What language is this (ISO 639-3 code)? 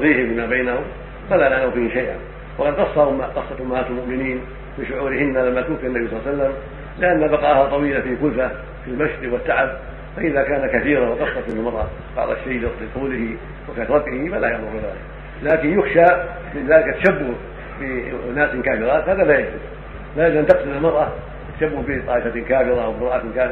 ara